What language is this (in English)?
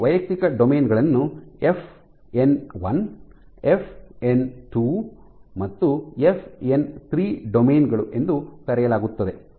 Kannada